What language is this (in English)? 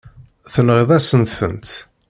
Kabyle